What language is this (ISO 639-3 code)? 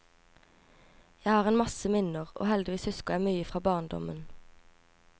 nor